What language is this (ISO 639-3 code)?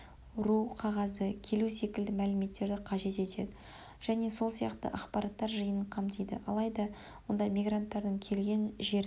kaz